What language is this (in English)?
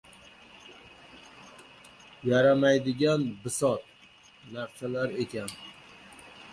Uzbek